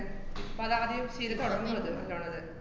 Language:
Malayalam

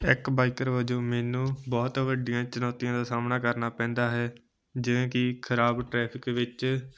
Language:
Punjabi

